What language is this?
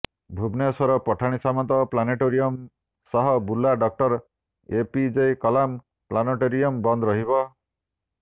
Odia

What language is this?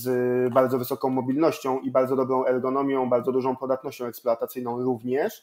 Polish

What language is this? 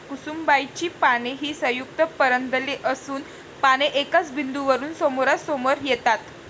Marathi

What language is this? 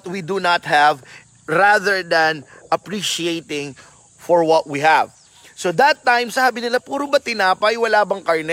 Filipino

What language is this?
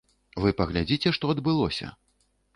Belarusian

